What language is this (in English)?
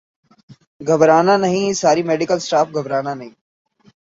Urdu